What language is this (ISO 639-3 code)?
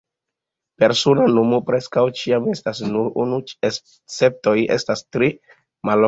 epo